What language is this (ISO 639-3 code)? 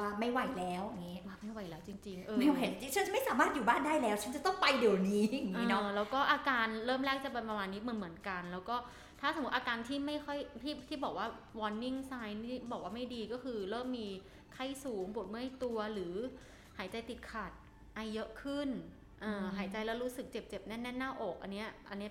tha